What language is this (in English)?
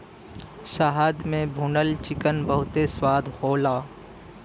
Bhojpuri